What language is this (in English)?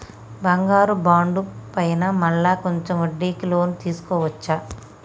Telugu